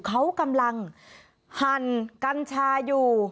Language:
Thai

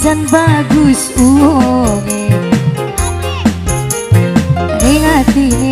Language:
Indonesian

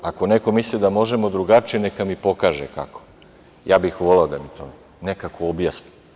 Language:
Serbian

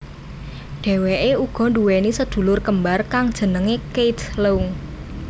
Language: Javanese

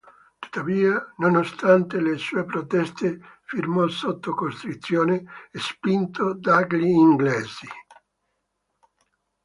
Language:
Italian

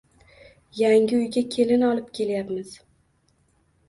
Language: Uzbek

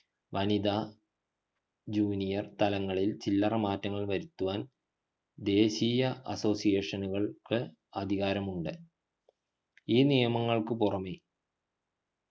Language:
Malayalam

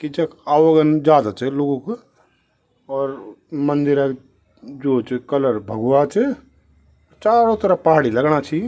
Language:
Garhwali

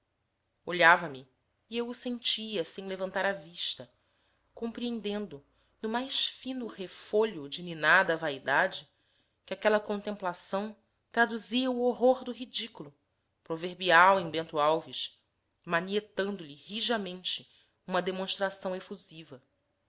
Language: Portuguese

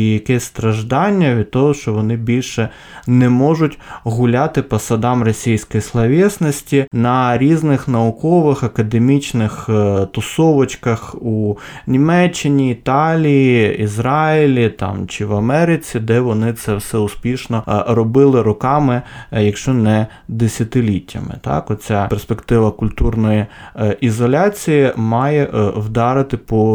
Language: Ukrainian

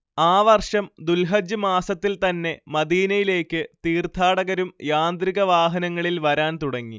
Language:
Malayalam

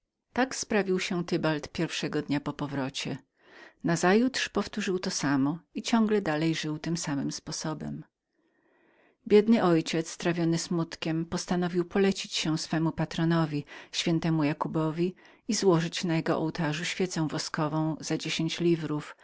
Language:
Polish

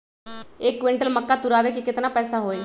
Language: Magahi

